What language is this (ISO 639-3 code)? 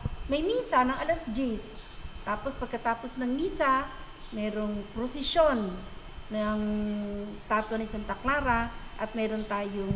fil